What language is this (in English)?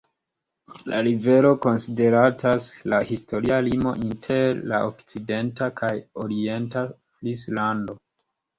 Esperanto